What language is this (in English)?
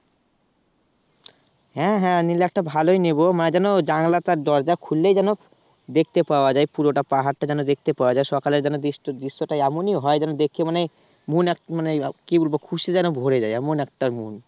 Bangla